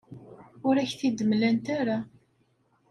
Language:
Kabyle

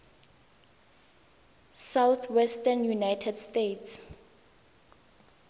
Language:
Tswana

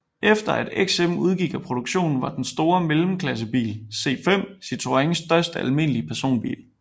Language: Danish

